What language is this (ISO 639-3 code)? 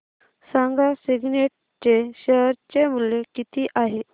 mar